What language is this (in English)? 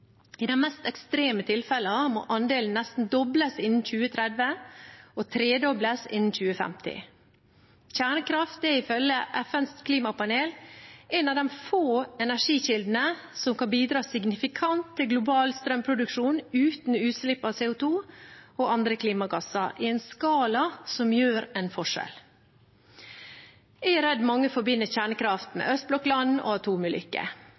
Norwegian Bokmål